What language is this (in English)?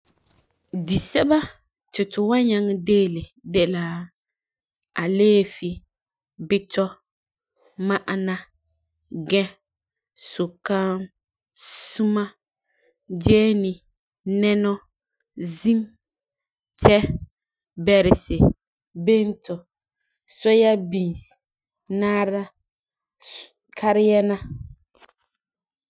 Frafra